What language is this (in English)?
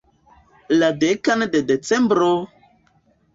Esperanto